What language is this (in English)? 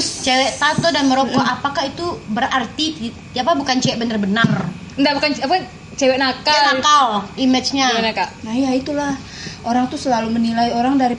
Indonesian